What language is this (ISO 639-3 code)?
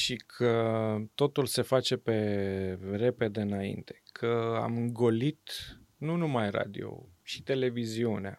ron